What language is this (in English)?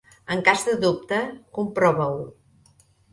Catalan